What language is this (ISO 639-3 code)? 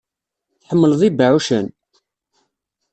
kab